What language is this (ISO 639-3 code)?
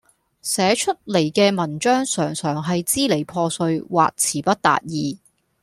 yue